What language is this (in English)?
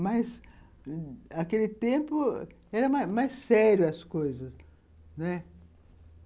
Portuguese